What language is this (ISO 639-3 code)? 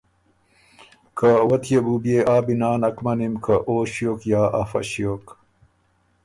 oru